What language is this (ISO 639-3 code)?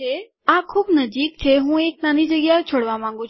guj